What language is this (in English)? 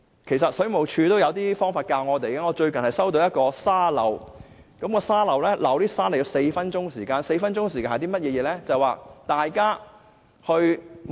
Cantonese